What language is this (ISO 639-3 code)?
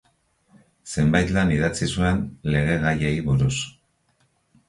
eus